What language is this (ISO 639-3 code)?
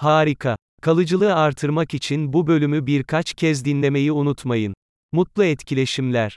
tur